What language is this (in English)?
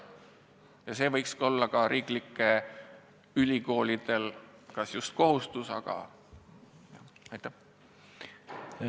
Estonian